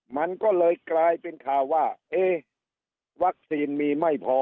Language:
Thai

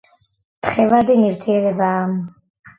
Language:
Georgian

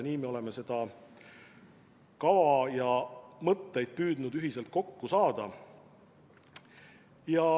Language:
Estonian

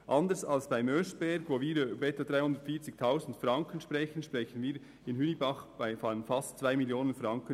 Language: Swiss German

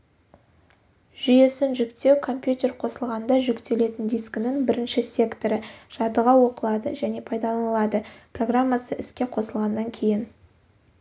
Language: Kazakh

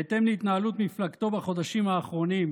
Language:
Hebrew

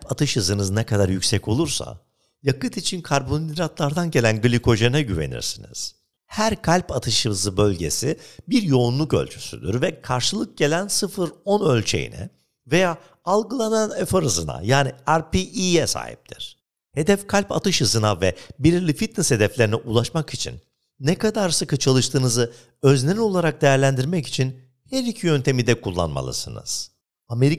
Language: Turkish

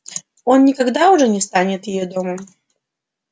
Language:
Russian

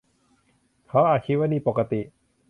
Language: Thai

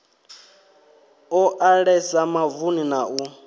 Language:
Venda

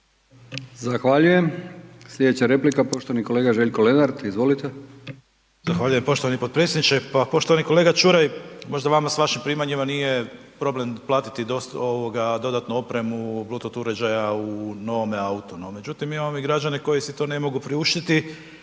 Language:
Croatian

